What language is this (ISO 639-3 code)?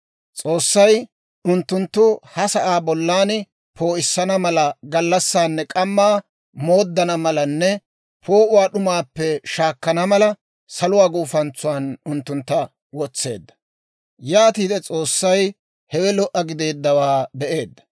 dwr